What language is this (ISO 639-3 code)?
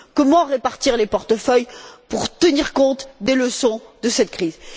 fra